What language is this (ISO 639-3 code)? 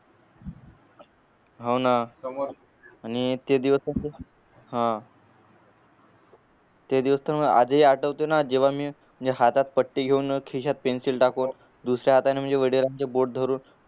mar